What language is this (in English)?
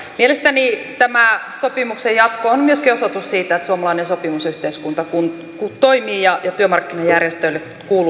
Finnish